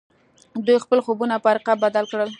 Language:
Pashto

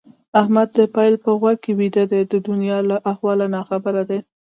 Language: Pashto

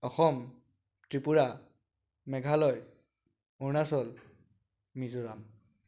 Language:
Assamese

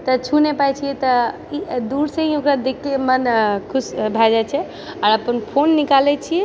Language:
Maithili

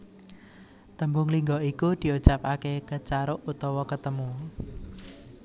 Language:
Javanese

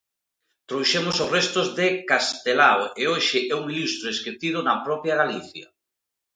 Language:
Galician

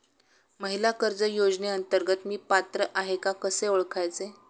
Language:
Marathi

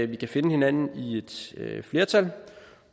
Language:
Danish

